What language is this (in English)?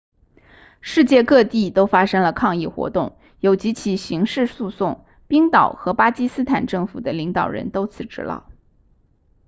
Chinese